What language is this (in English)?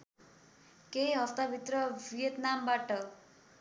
Nepali